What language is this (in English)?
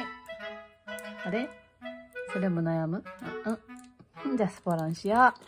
Japanese